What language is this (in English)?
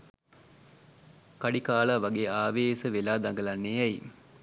Sinhala